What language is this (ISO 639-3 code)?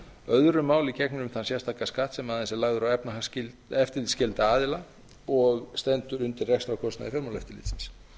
isl